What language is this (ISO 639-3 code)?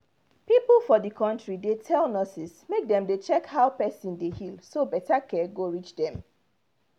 pcm